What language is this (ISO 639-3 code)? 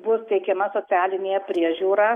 lit